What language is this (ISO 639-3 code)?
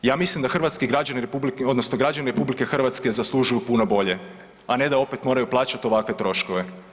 hrv